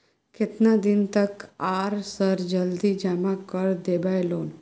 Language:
Maithili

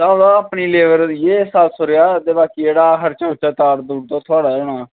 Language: Dogri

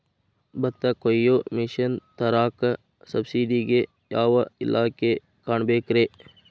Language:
Kannada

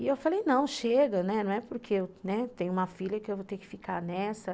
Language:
Portuguese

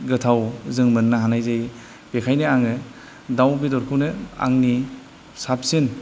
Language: Bodo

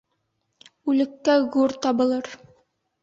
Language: Bashkir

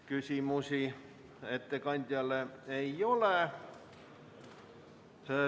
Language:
Estonian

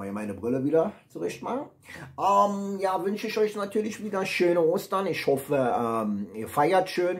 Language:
German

